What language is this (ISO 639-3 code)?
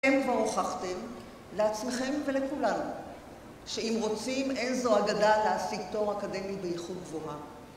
heb